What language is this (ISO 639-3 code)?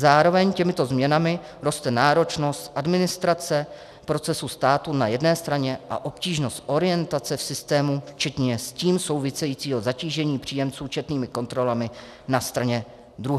ces